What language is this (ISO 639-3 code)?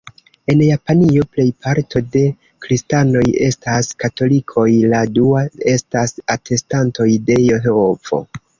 epo